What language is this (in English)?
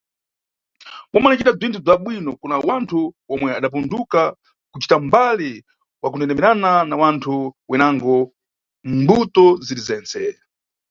Nyungwe